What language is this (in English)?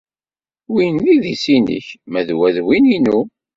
Kabyle